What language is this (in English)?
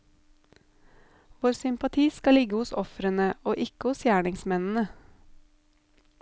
Norwegian